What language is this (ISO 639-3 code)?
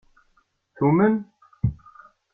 kab